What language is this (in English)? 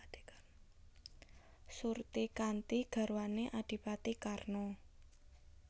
Javanese